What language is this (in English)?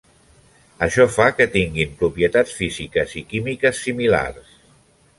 Catalan